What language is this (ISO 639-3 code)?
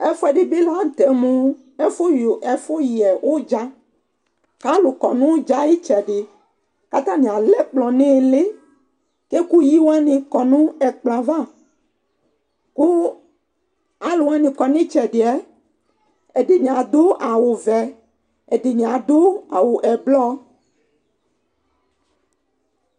kpo